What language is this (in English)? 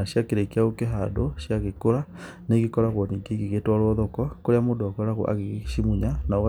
Kikuyu